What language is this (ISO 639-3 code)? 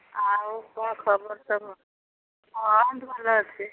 ori